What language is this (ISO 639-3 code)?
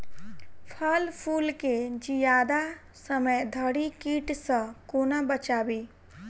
mai